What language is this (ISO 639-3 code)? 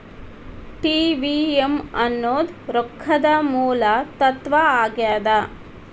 kan